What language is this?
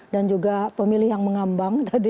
Indonesian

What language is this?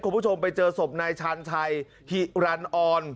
Thai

